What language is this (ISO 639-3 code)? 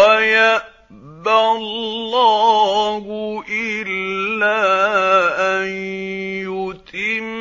ara